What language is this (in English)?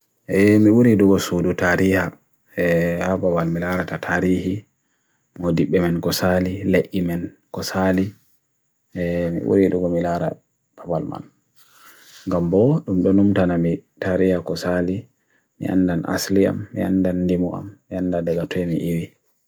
Bagirmi Fulfulde